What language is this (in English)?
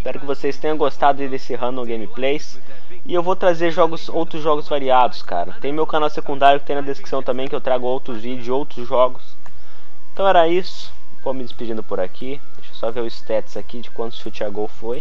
Portuguese